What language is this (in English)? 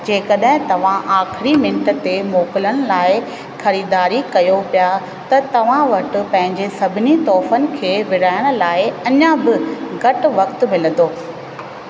Sindhi